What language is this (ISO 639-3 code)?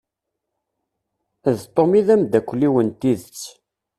kab